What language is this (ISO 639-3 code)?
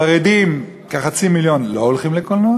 heb